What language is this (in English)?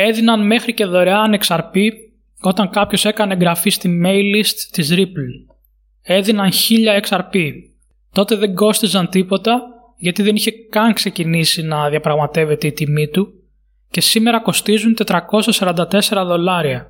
Greek